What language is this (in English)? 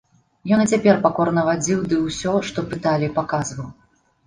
Belarusian